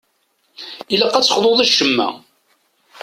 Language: Kabyle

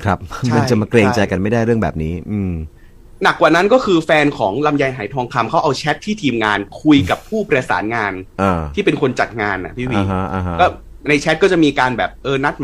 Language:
Thai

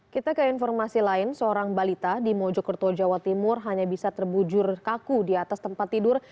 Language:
Indonesian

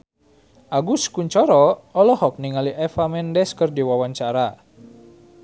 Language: Sundanese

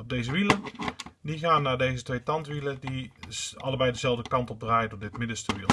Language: Dutch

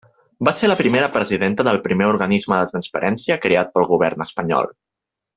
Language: Catalan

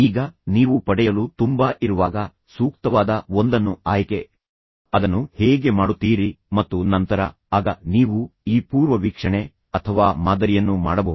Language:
Kannada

